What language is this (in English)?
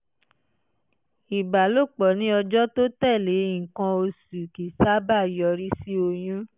Yoruba